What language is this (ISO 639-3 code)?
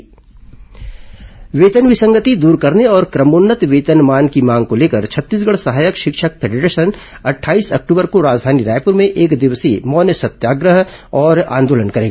hin